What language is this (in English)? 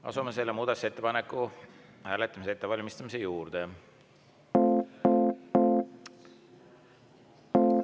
Estonian